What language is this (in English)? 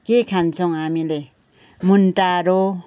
Nepali